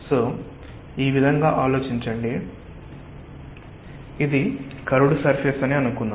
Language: Telugu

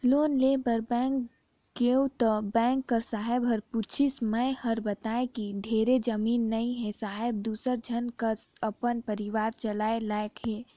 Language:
Chhattisgarhi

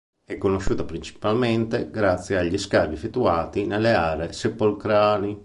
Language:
Italian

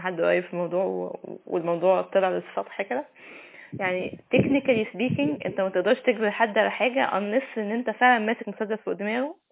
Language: Arabic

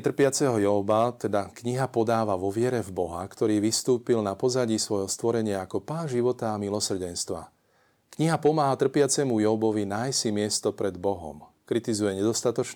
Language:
Slovak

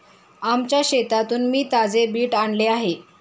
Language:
Marathi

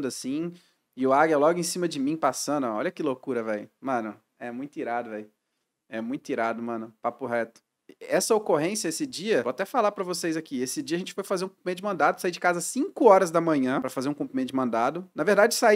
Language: Portuguese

